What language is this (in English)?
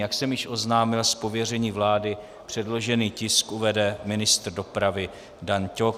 Czech